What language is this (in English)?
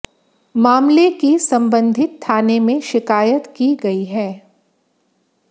Hindi